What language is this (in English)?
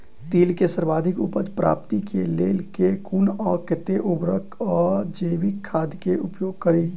Maithili